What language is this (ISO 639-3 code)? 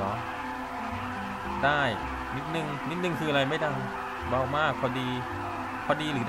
tha